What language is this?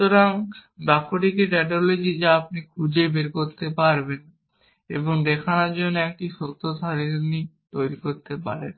Bangla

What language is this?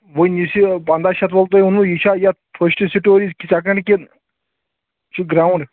Kashmiri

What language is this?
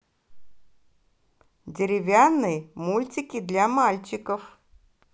Russian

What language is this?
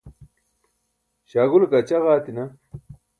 Burushaski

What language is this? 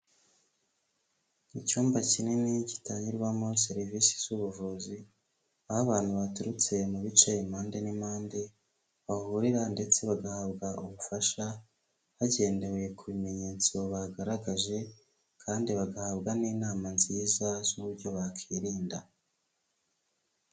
Kinyarwanda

